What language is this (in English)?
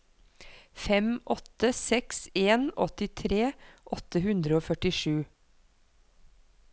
Norwegian